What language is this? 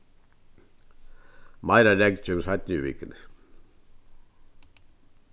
Faroese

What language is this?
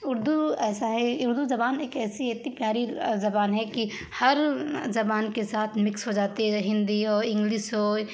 Urdu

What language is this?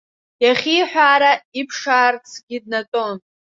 Abkhazian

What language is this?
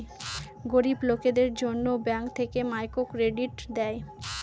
Bangla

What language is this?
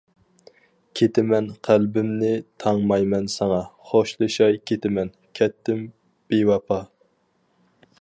Uyghur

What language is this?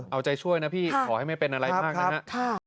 Thai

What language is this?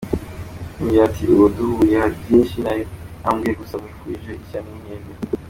Kinyarwanda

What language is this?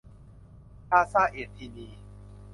Thai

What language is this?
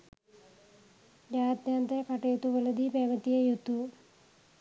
Sinhala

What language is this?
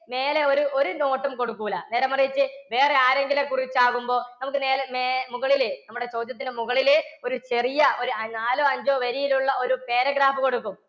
Malayalam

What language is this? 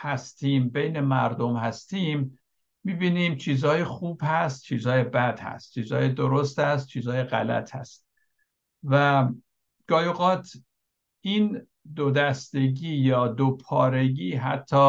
Persian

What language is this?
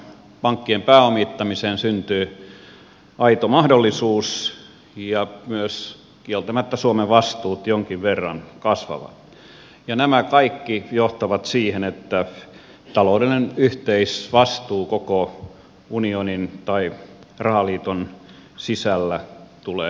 Finnish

